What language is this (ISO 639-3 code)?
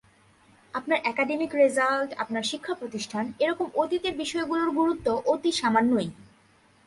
ben